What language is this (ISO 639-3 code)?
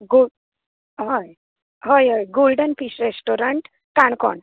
kok